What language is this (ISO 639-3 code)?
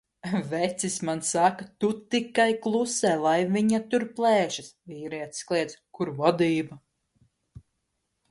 lav